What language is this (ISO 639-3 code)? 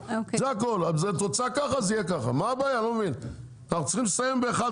heb